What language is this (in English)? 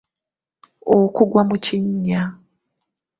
Ganda